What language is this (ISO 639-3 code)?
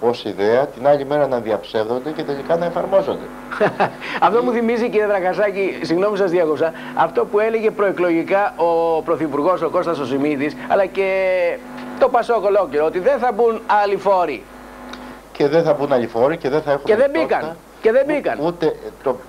ell